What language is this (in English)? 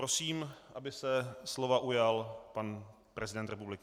Czech